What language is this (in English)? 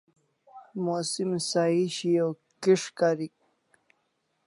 Kalasha